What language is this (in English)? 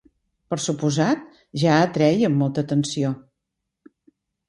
Catalan